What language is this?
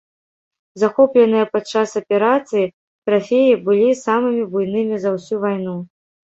Belarusian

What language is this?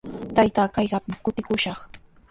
Sihuas Ancash Quechua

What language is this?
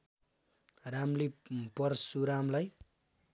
Nepali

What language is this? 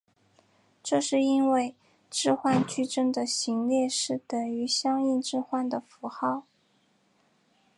Chinese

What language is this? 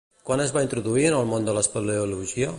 Catalan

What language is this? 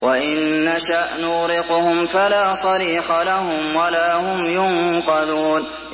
Arabic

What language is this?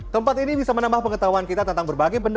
Indonesian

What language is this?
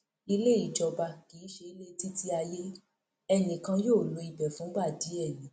Yoruba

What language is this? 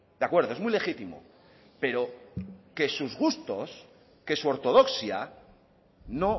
Spanish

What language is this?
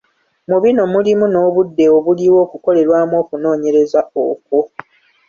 Ganda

